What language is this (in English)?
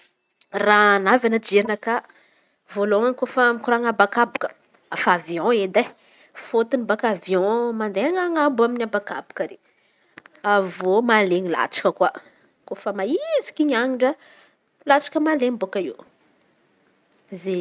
Antankarana Malagasy